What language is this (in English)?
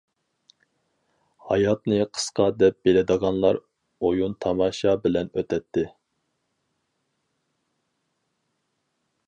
Uyghur